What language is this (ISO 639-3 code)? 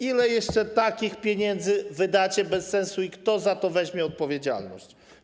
pol